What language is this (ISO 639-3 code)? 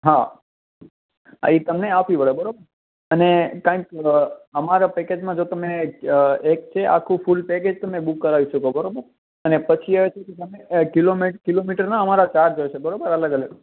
guj